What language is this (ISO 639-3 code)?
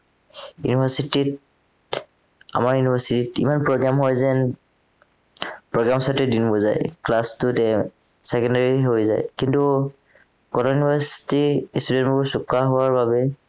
asm